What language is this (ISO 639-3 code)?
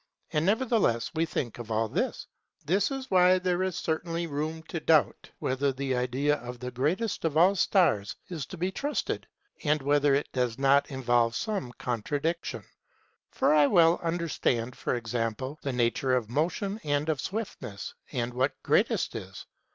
eng